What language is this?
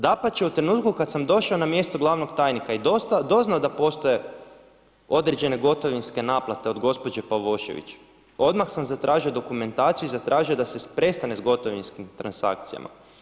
Croatian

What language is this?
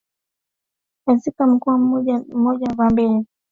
Swahili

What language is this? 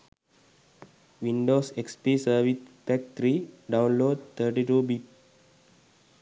Sinhala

